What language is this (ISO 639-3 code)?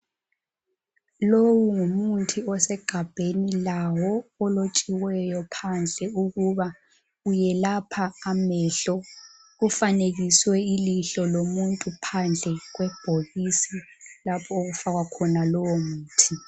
nde